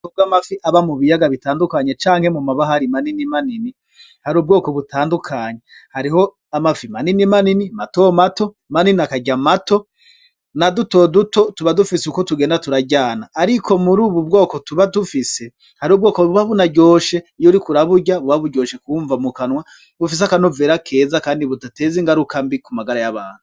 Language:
Rundi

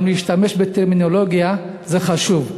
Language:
Hebrew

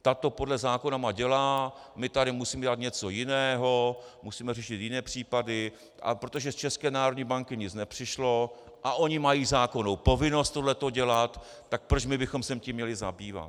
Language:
Czech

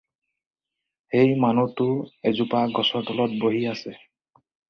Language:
Assamese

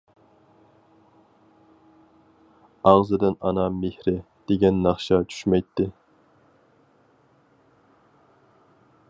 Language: Uyghur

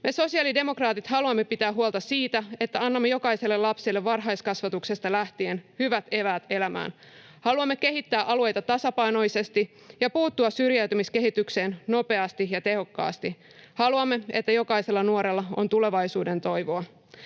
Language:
Finnish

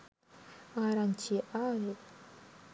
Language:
Sinhala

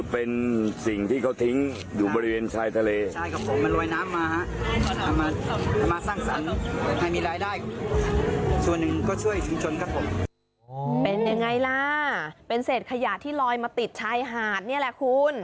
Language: Thai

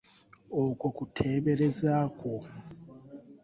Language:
Ganda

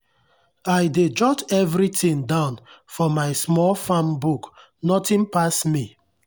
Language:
Nigerian Pidgin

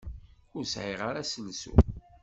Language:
Kabyle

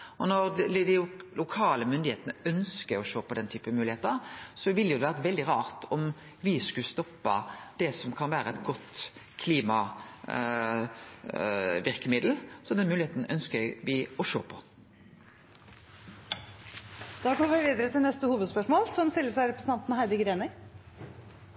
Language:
Norwegian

